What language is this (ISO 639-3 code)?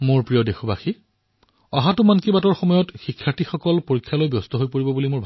asm